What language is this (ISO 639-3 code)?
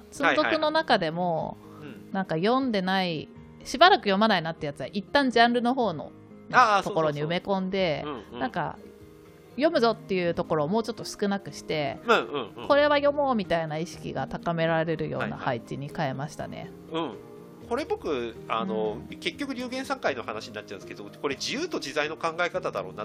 jpn